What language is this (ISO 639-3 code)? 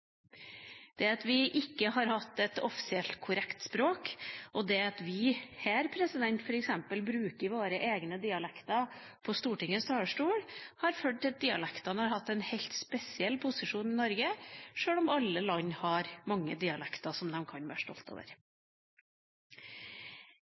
nob